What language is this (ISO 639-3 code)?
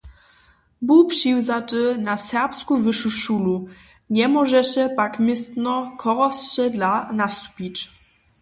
hsb